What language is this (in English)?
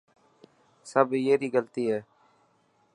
Dhatki